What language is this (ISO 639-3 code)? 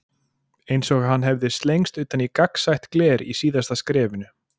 isl